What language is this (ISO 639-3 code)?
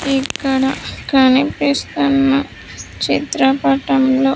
tel